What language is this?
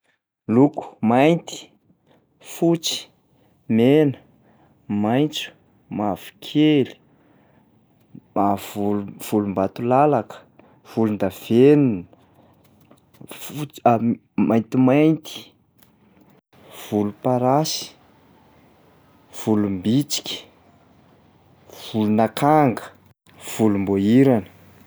Malagasy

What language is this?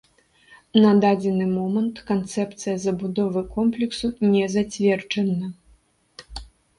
Belarusian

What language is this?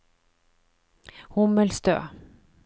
Norwegian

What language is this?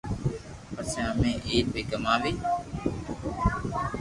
Loarki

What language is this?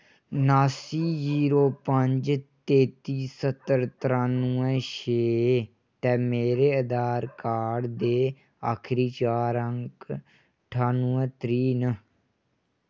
Dogri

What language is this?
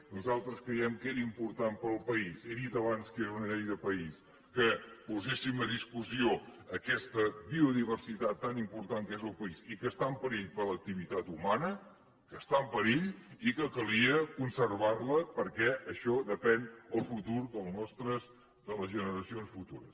Catalan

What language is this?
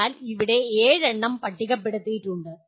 Malayalam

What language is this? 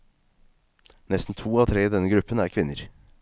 Norwegian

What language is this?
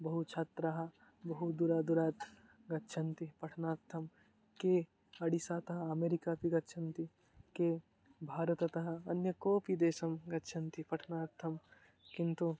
Sanskrit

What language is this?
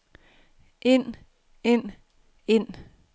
Danish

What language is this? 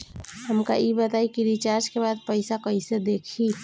Bhojpuri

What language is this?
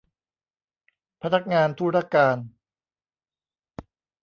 Thai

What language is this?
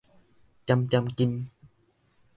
Min Nan Chinese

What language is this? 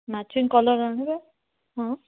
Odia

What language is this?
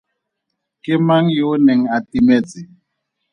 Tswana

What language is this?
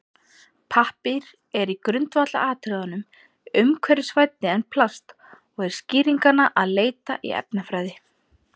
Icelandic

